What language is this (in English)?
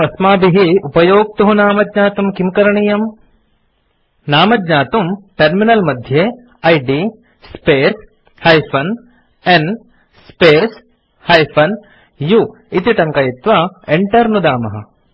Sanskrit